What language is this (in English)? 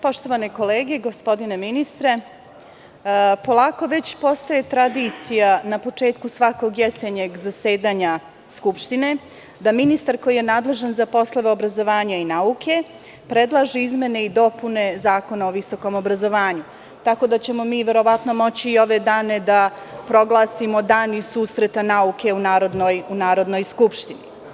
Serbian